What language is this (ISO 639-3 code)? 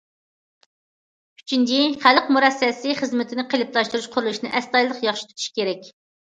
uig